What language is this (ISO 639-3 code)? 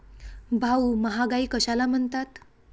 mar